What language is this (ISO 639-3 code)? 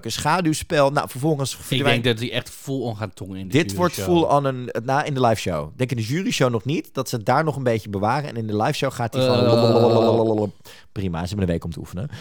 nld